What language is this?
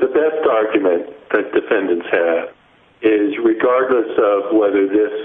English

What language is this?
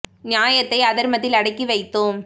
Tamil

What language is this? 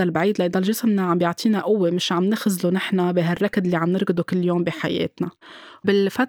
Arabic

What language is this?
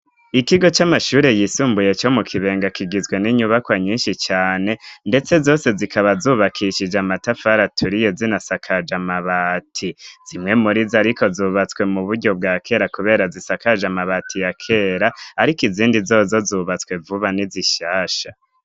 Rundi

